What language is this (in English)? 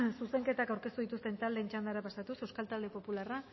Basque